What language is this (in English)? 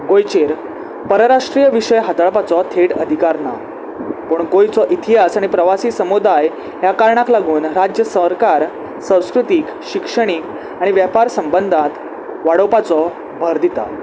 Konkani